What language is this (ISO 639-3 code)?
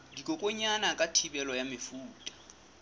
sot